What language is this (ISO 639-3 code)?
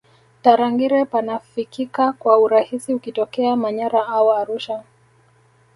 swa